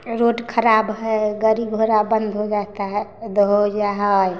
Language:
Maithili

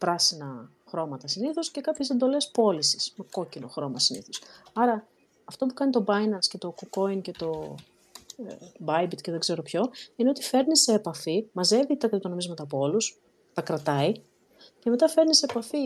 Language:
Greek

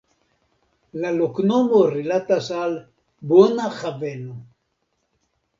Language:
Esperanto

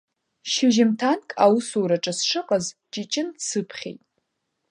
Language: Abkhazian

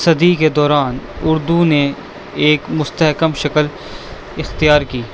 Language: Urdu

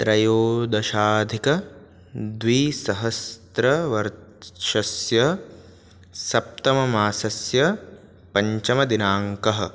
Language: Sanskrit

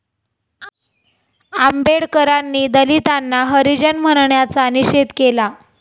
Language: Marathi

